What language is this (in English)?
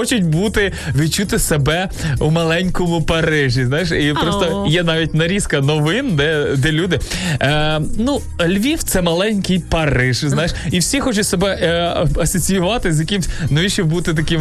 Ukrainian